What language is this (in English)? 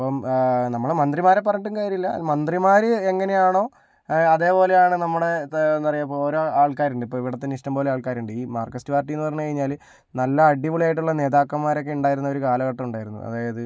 Malayalam